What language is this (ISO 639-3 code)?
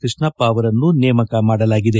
kan